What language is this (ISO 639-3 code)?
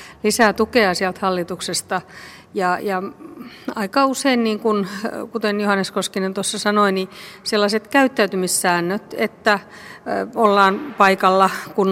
fin